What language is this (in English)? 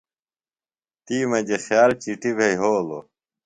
Phalura